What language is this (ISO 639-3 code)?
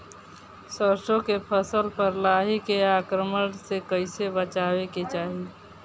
bho